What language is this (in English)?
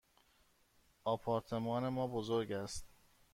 Persian